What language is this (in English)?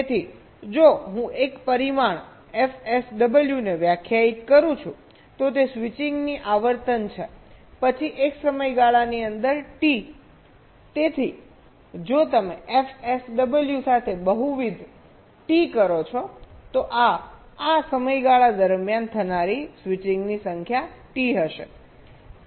Gujarati